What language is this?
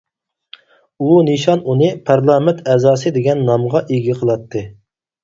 Uyghur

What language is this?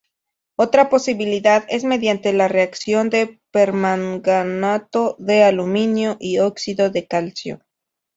Spanish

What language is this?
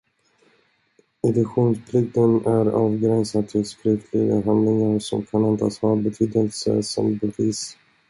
Swedish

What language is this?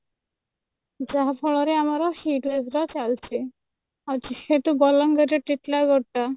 Odia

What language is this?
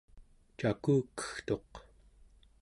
Central Yupik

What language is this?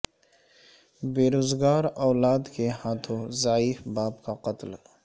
Urdu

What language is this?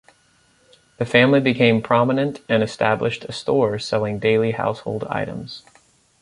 English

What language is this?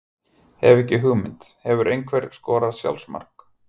Icelandic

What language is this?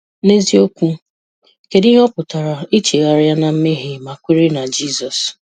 Igbo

